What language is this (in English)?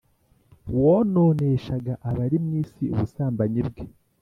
Kinyarwanda